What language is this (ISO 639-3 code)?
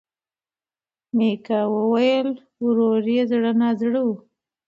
pus